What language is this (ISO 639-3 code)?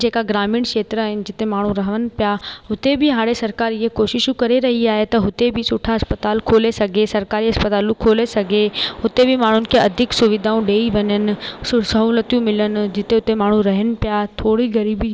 snd